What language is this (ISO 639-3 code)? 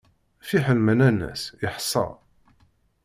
kab